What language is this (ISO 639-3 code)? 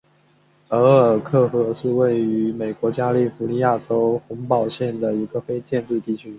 zho